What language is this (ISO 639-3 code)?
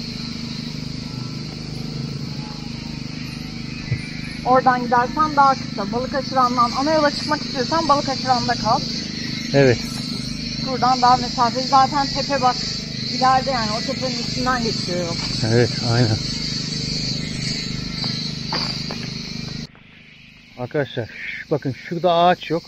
tur